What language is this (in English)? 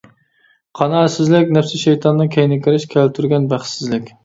Uyghur